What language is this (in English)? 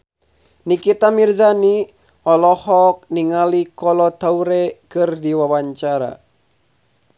Sundanese